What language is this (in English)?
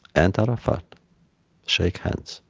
English